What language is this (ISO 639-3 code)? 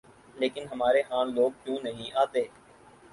urd